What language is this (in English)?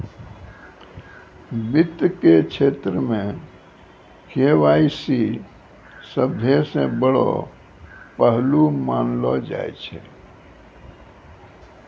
Maithili